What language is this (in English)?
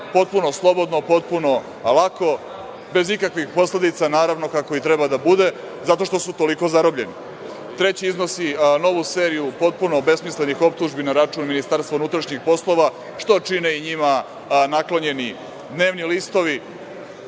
Serbian